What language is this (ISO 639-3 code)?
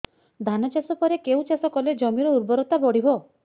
ori